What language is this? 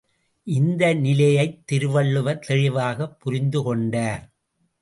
Tamil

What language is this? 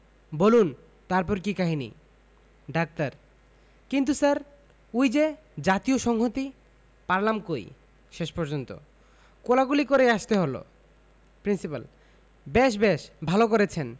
Bangla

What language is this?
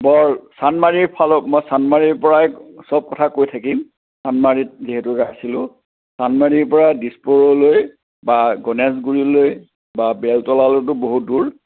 Assamese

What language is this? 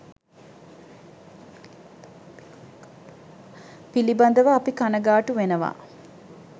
Sinhala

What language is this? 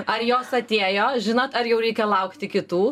Lithuanian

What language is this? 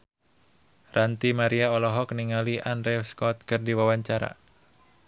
Sundanese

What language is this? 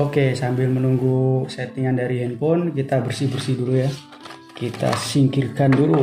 Indonesian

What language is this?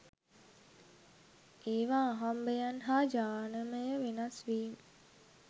Sinhala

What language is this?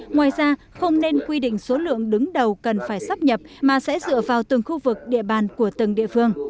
Vietnamese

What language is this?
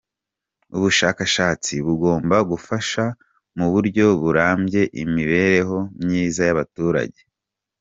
Kinyarwanda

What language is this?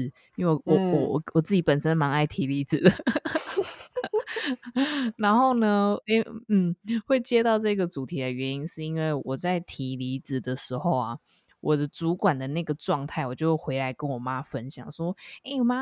Chinese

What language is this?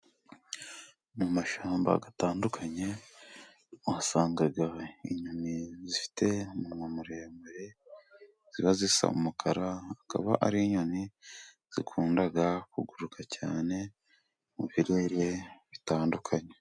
Kinyarwanda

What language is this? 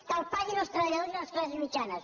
Catalan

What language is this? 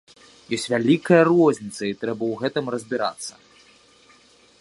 Belarusian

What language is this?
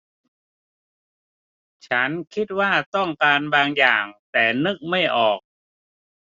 Thai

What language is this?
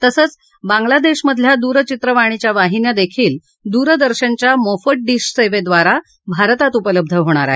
Marathi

